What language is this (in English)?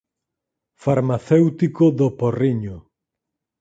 Galician